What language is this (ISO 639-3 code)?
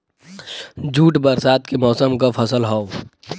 bho